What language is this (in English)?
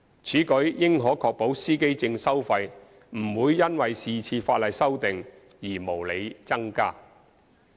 Cantonese